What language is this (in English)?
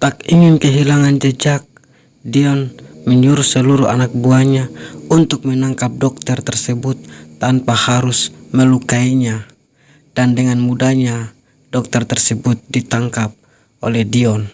Indonesian